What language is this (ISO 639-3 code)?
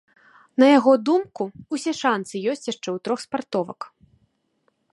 bel